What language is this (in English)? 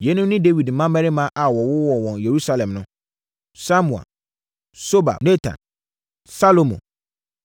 Akan